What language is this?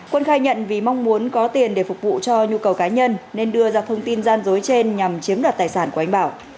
Vietnamese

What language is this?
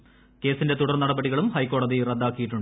Malayalam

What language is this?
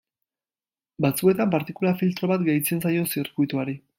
Basque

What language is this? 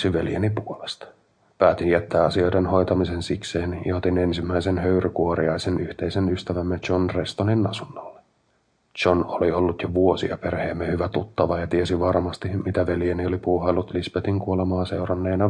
Finnish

